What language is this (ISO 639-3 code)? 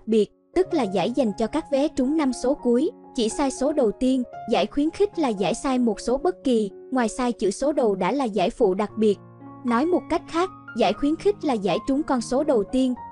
vie